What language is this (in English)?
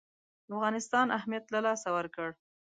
Pashto